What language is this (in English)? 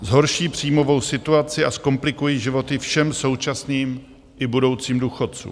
Czech